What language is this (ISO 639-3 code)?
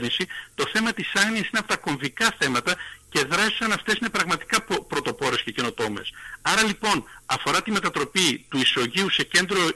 ell